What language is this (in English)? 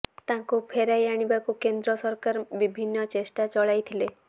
Odia